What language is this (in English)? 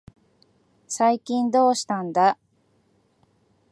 Japanese